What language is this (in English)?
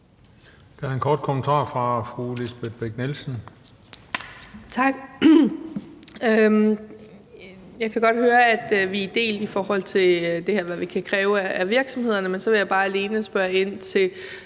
Danish